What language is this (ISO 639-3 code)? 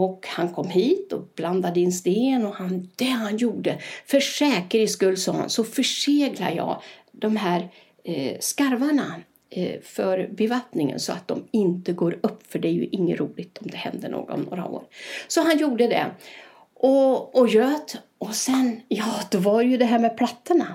swe